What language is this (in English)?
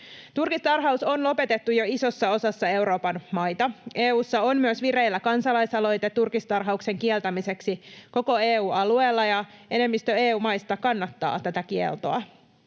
Finnish